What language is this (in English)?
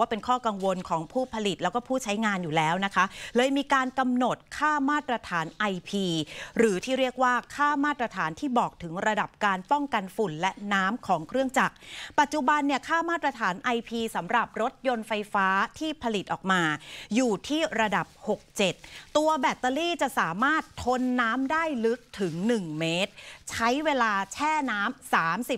Thai